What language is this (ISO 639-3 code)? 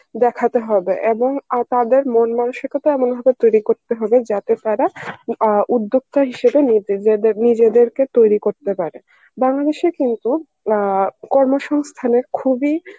ben